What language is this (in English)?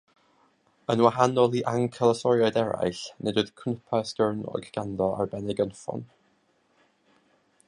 Welsh